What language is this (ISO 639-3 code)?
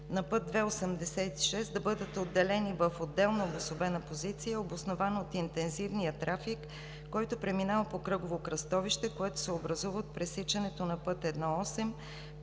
bul